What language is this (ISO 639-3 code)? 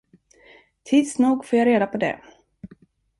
swe